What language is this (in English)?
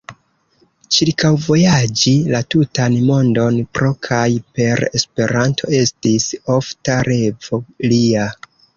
Esperanto